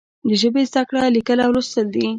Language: Pashto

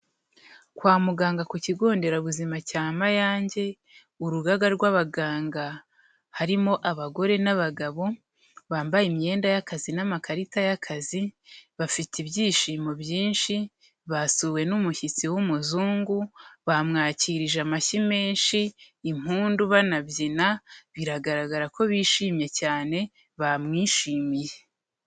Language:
Kinyarwanda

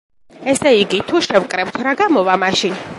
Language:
Georgian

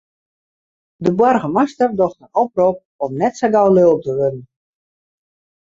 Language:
Western Frisian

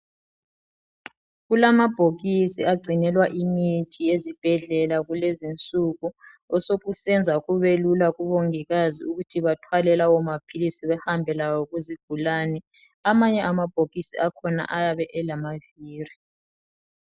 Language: North Ndebele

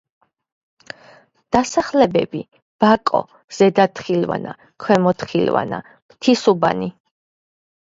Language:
Georgian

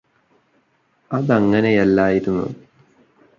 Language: Malayalam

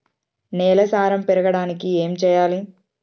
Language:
Telugu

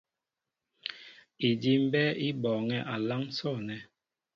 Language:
Mbo (Cameroon)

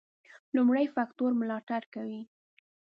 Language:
Pashto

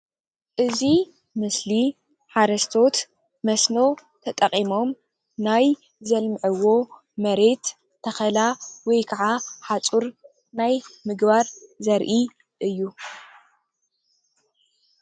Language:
Tigrinya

